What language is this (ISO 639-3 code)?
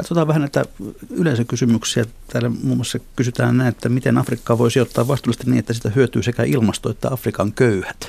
fin